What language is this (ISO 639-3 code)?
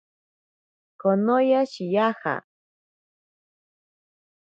prq